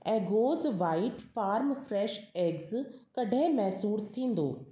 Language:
Sindhi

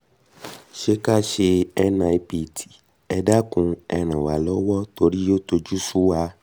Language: Yoruba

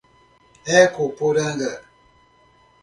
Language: Portuguese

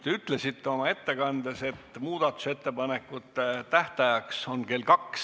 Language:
Estonian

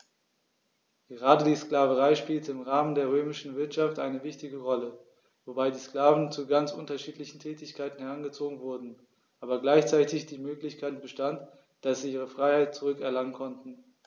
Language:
German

